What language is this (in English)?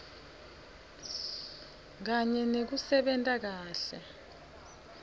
Swati